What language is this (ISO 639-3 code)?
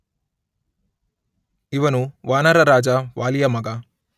kan